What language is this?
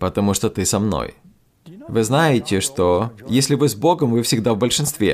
Russian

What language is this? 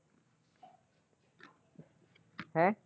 Punjabi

